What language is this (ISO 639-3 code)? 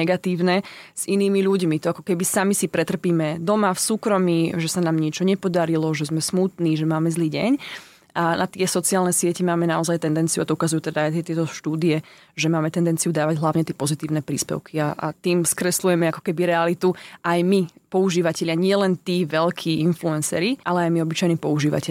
slk